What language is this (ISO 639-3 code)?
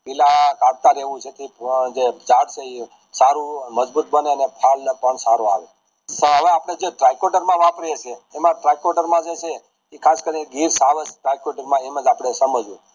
guj